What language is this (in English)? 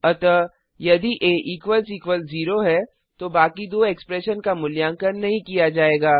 Hindi